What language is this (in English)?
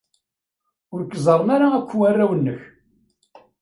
Kabyle